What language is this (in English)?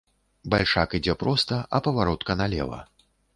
Belarusian